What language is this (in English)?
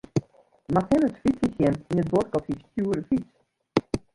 Western Frisian